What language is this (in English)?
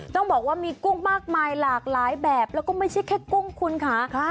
Thai